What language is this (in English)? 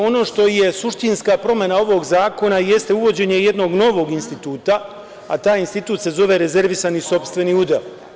Serbian